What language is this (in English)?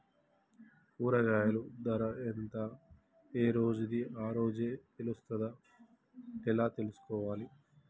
Telugu